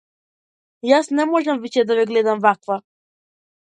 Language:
Macedonian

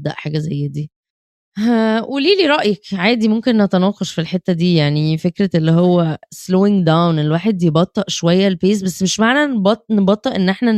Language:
Arabic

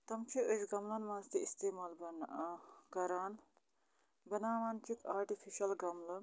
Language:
Kashmiri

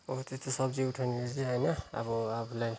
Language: Nepali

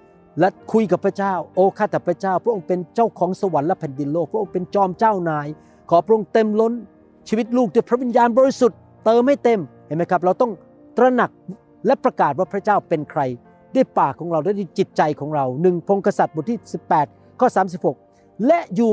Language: Thai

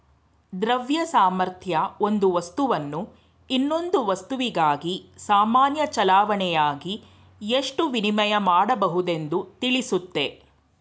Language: Kannada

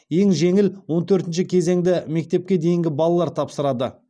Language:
Kazakh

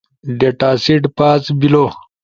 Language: Ushojo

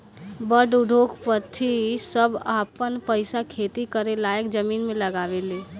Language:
Bhojpuri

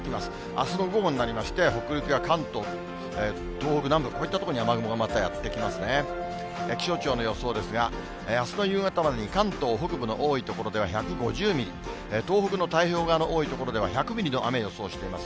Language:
Japanese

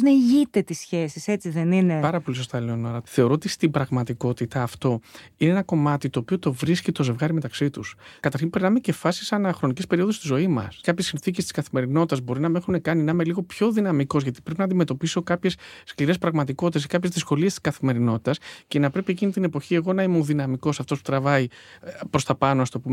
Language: Greek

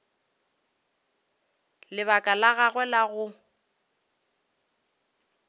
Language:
Northern Sotho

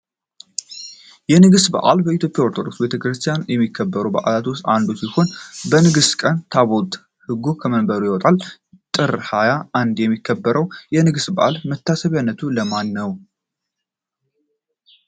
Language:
Amharic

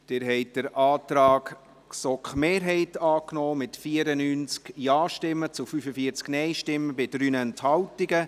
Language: Swiss German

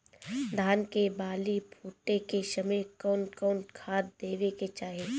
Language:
Bhojpuri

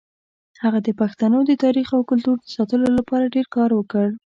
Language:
Pashto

